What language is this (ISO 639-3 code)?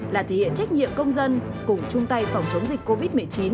vie